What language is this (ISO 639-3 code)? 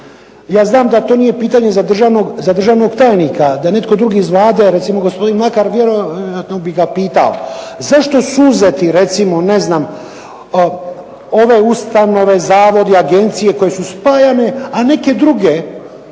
hrv